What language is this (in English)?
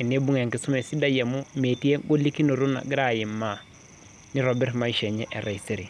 Masai